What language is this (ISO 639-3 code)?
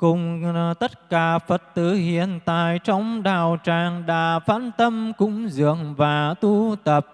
vie